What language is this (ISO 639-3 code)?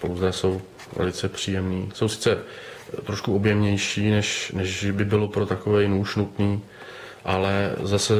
ces